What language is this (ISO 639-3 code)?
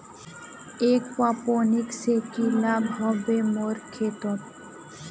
mag